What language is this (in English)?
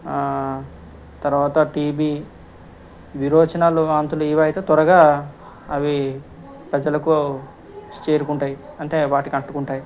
Telugu